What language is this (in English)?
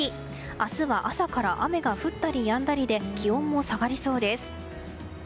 Japanese